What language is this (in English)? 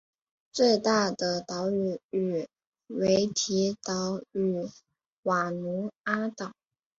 Chinese